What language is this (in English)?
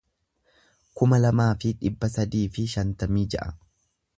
Oromo